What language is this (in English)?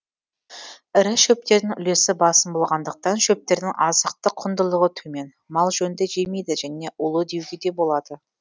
Kazakh